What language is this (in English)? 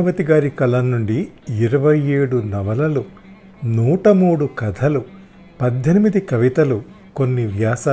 Telugu